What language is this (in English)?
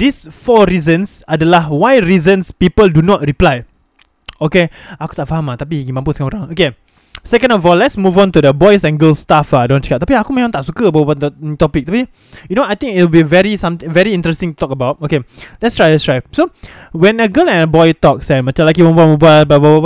Malay